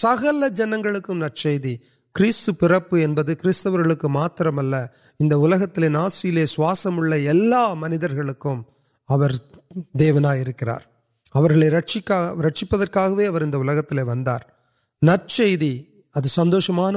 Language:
Urdu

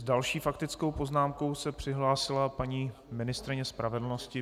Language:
Czech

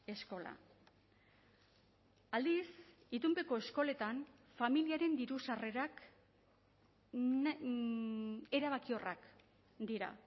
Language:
Basque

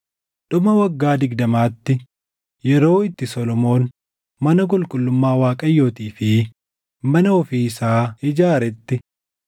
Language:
Oromo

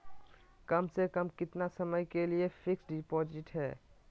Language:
Magahi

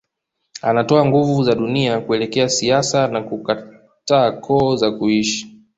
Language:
Swahili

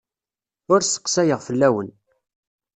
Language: Kabyle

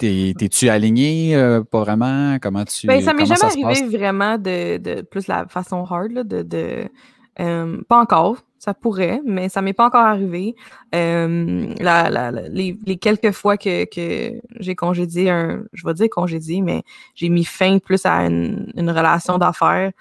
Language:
French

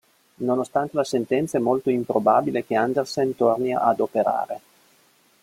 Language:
Italian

